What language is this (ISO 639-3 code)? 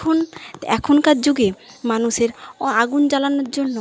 ben